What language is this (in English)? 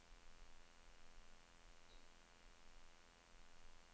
Norwegian